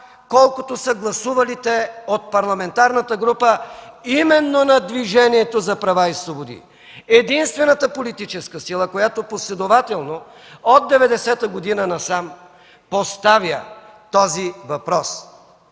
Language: Bulgarian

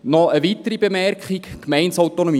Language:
Swiss German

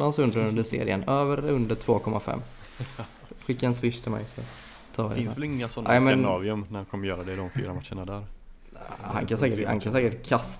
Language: Swedish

